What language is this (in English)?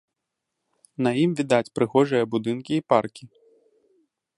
Belarusian